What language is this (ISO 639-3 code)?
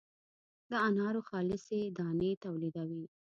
pus